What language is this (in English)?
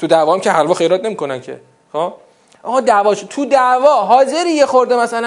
Persian